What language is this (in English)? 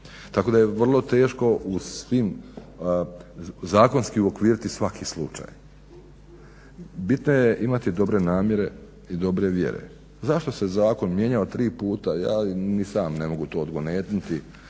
Croatian